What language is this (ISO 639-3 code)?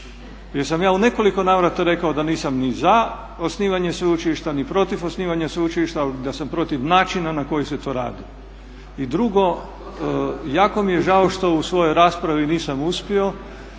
hrv